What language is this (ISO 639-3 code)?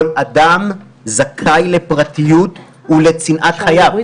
heb